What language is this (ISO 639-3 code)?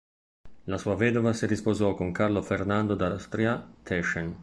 ita